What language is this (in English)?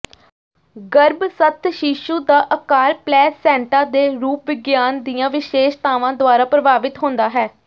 Punjabi